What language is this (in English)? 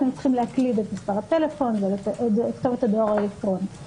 Hebrew